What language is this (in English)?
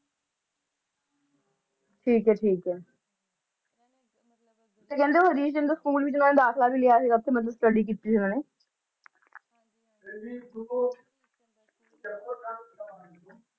Punjabi